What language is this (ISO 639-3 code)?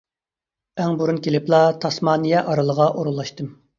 uig